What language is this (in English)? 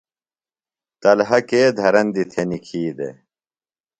Phalura